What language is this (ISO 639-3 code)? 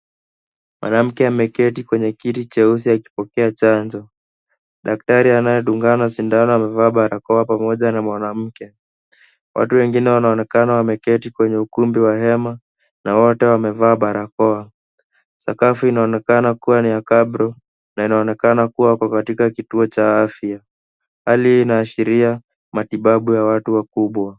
swa